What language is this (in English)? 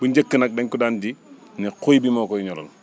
Wolof